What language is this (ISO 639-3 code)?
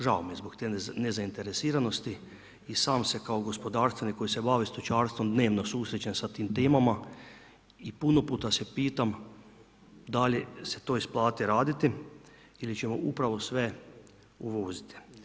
hrv